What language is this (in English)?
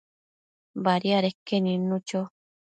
Matsés